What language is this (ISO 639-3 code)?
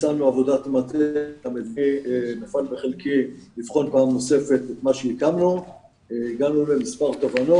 heb